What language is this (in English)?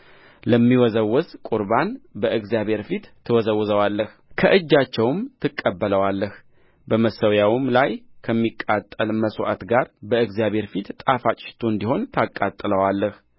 Amharic